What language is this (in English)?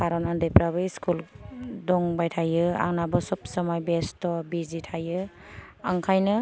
Bodo